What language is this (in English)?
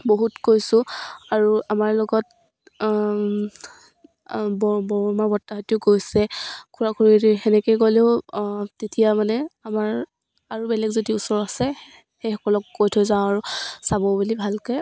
Assamese